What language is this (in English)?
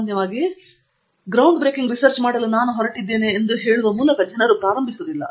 Kannada